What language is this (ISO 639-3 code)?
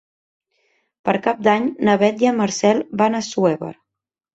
cat